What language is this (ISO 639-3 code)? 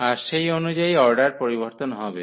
ben